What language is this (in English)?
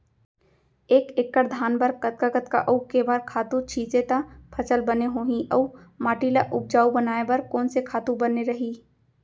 Chhattisgarhi